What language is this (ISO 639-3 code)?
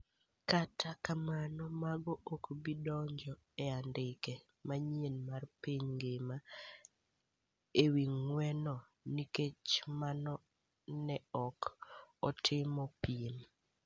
luo